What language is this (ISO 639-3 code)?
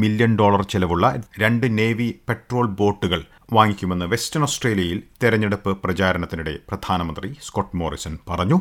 mal